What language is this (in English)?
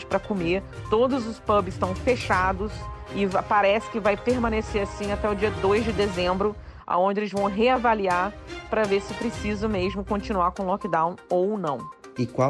Portuguese